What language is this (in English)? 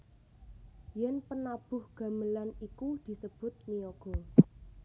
Javanese